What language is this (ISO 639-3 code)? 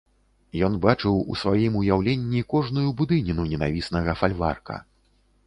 bel